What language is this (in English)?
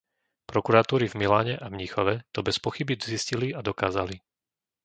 Slovak